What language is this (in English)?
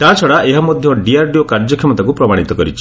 Odia